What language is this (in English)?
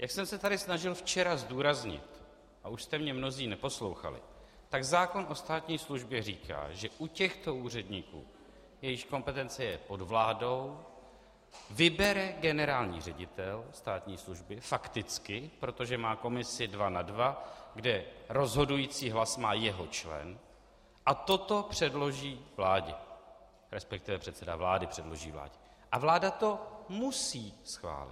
Czech